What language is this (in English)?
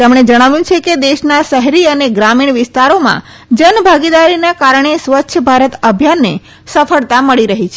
Gujarati